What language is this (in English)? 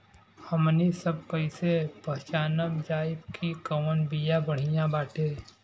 Bhojpuri